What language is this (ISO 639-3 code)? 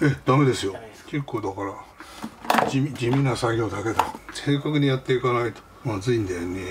jpn